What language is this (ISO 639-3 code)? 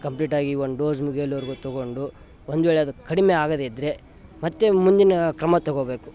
kan